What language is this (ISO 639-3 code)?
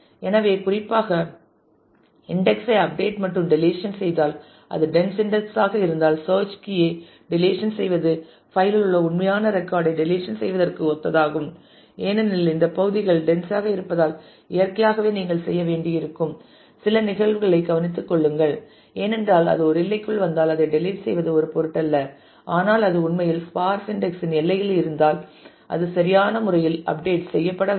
tam